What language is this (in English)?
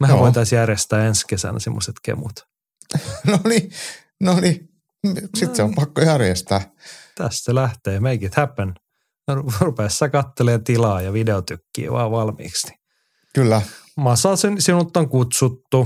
Finnish